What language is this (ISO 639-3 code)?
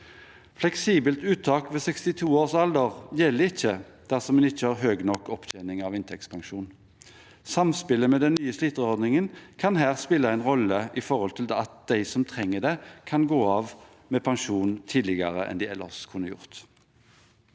nor